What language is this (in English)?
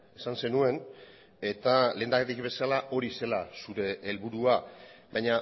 Basque